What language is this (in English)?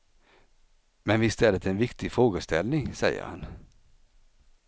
Swedish